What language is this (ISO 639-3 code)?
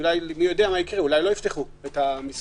heb